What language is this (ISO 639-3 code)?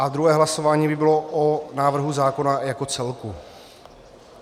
ces